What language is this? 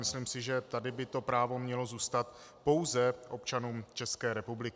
Czech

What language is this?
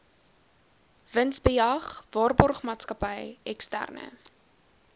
Afrikaans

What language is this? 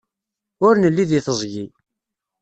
Kabyle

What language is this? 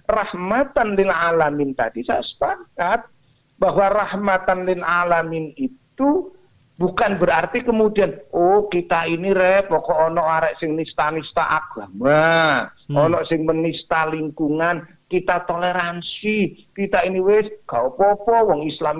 Indonesian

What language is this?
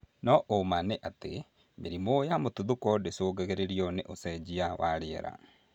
Kikuyu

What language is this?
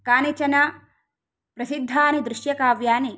Sanskrit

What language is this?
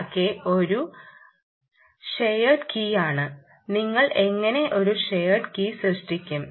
Malayalam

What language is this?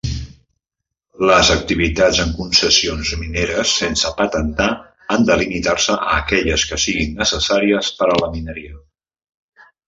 Catalan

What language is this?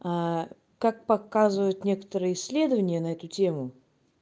Russian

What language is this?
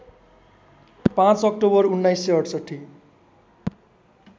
Nepali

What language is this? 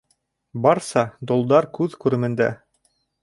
Bashkir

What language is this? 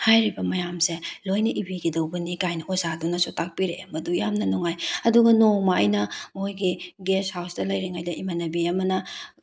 Manipuri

